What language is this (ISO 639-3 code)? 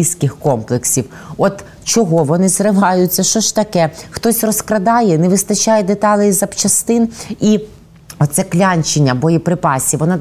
ukr